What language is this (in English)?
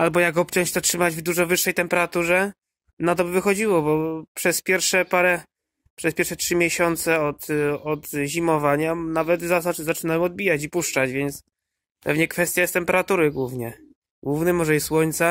Polish